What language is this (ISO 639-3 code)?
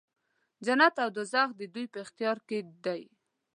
pus